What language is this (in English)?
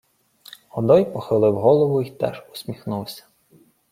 Ukrainian